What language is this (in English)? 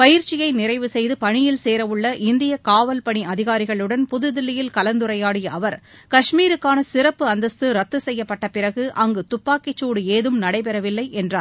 Tamil